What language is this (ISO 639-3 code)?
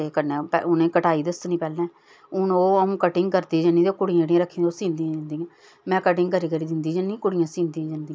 doi